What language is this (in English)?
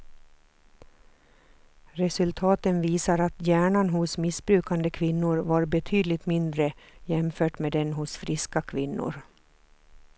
Swedish